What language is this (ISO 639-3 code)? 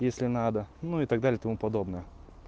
rus